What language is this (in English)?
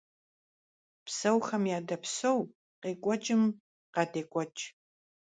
Kabardian